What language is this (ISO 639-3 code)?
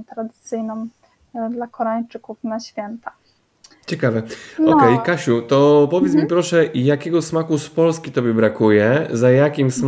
pol